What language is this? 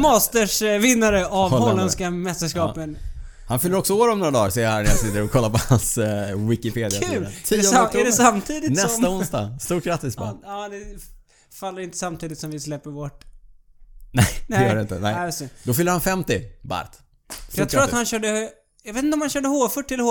Swedish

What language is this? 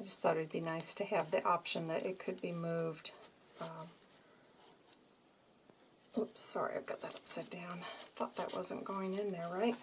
English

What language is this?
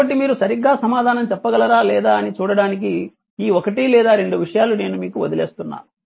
Telugu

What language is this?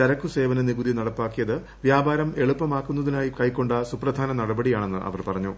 Malayalam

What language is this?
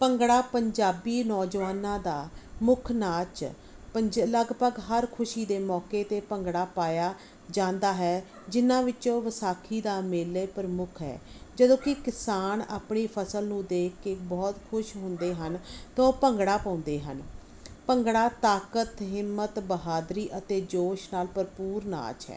Punjabi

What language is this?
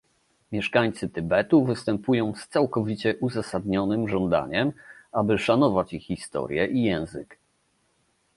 Polish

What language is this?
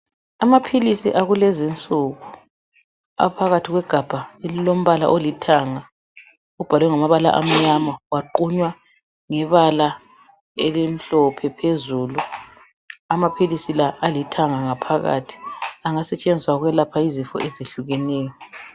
North Ndebele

